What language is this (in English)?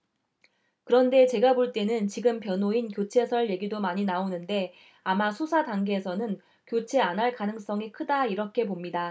Korean